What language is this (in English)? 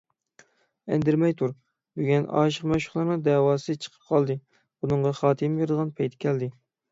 Uyghur